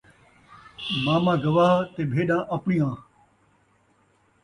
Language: Saraiki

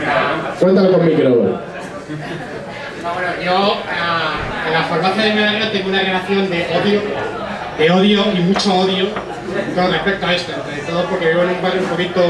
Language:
Spanish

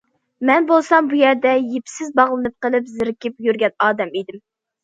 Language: Uyghur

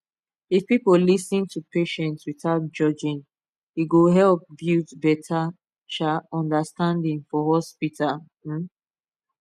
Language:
Nigerian Pidgin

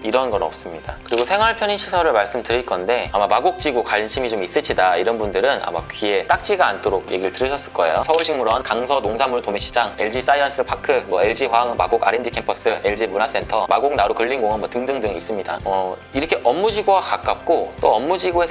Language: Korean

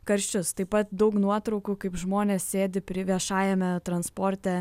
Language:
Lithuanian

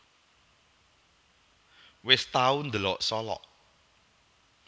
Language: Javanese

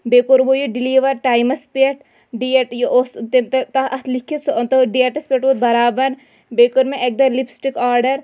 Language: Kashmiri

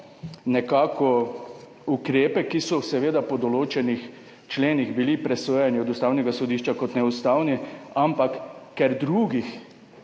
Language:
Slovenian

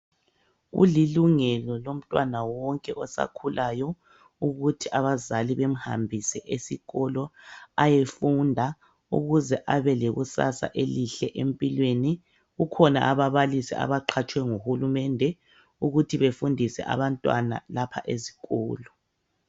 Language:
North Ndebele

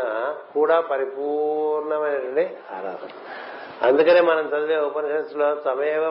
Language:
Telugu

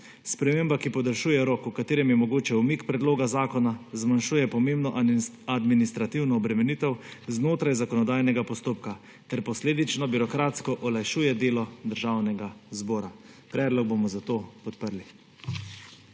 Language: Slovenian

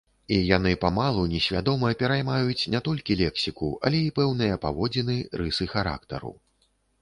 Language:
Belarusian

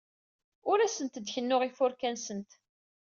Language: Kabyle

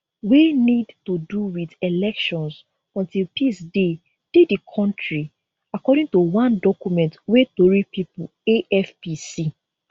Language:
Nigerian Pidgin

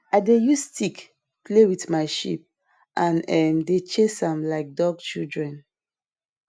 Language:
Nigerian Pidgin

